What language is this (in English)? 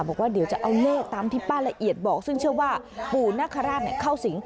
Thai